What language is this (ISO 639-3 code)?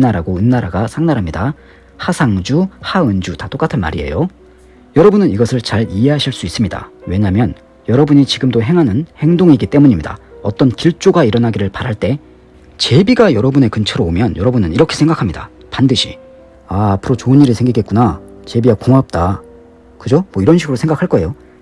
kor